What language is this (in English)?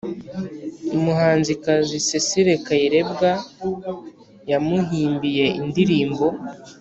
Kinyarwanda